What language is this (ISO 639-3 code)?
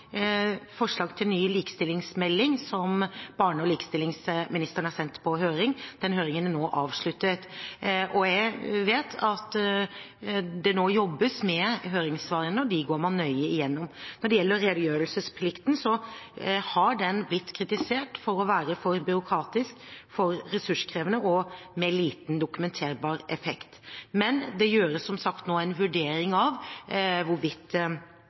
nob